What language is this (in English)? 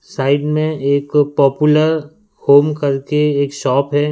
Hindi